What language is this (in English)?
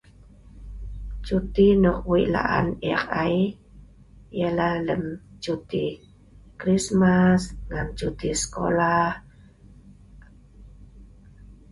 Sa'ban